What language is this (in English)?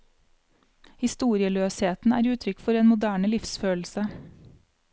Norwegian